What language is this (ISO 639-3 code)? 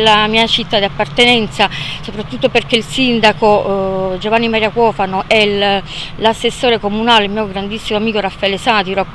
ita